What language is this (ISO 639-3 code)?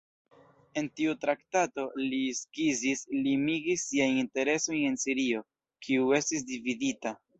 epo